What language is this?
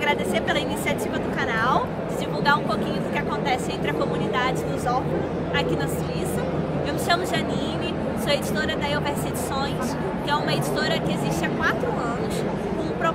Portuguese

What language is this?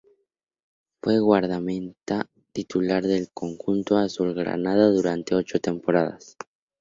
Spanish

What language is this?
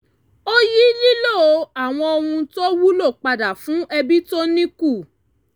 Yoruba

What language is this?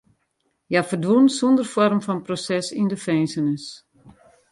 Western Frisian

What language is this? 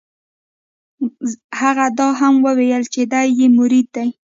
Pashto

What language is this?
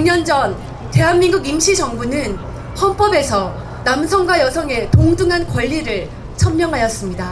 Korean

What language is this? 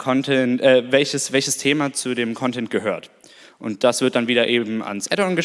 German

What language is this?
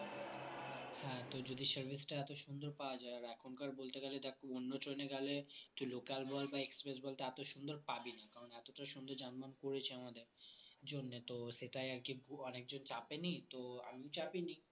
Bangla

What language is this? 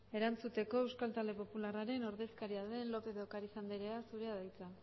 Basque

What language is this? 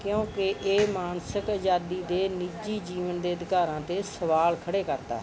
Punjabi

